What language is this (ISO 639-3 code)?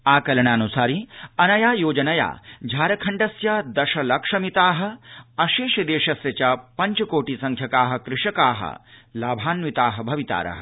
san